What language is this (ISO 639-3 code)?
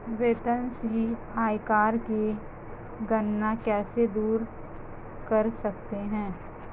hin